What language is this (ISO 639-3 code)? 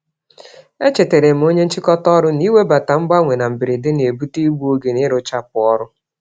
ibo